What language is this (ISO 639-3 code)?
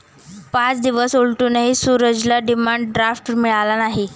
mar